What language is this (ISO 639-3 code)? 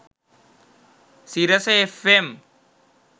sin